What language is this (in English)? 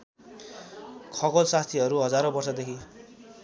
Nepali